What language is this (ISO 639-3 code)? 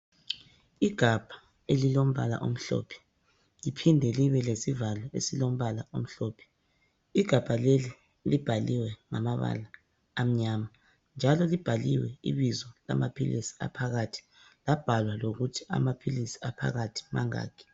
nde